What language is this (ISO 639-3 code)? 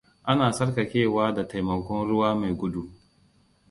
hau